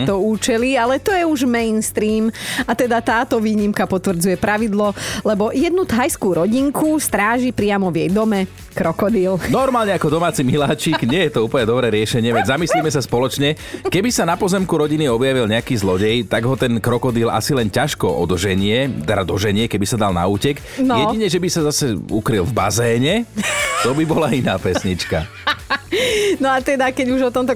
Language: Slovak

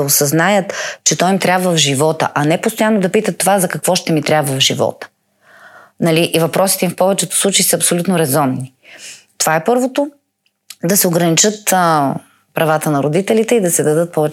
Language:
Bulgarian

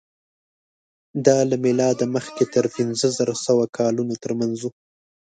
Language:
Pashto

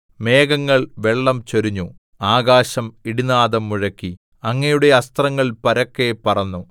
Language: Malayalam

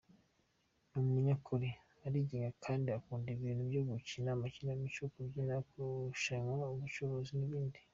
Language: Kinyarwanda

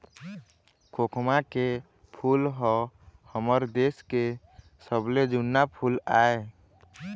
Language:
Chhattisgarhi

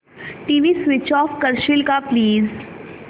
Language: Marathi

